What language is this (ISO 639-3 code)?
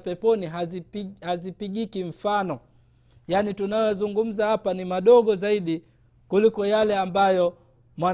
swa